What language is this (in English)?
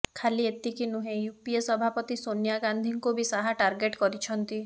Odia